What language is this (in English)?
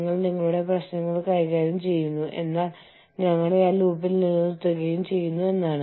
Malayalam